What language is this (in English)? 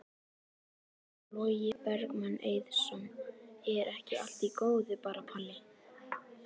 Icelandic